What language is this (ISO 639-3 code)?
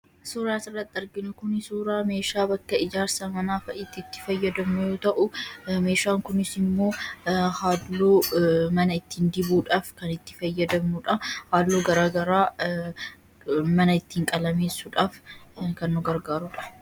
orm